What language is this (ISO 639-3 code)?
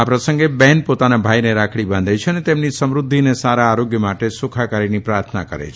guj